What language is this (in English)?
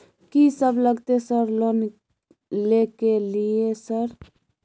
Maithili